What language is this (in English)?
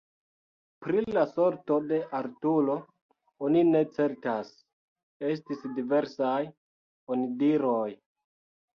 Esperanto